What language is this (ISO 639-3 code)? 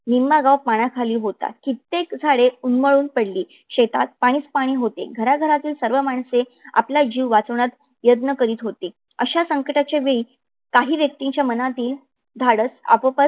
mar